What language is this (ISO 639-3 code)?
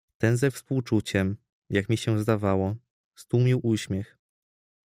pol